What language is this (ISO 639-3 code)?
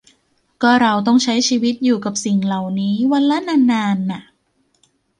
tha